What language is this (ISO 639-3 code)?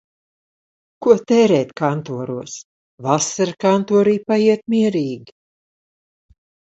lav